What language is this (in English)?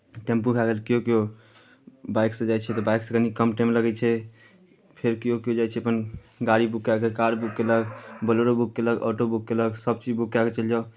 Maithili